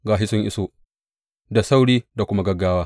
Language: Hausa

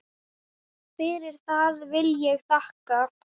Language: Icelandic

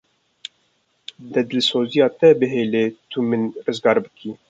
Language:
Kurdish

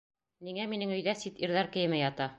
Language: Bashkir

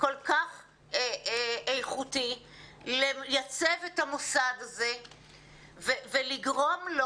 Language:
Hebrew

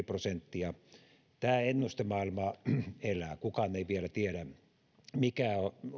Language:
Finnish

